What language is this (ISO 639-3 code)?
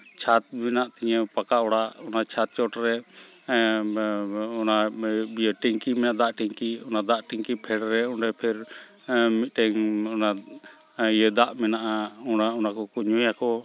sat